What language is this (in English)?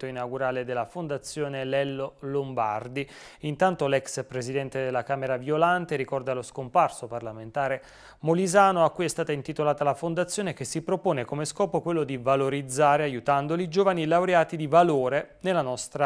Italian